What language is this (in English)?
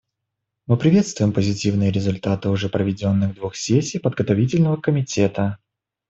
Russian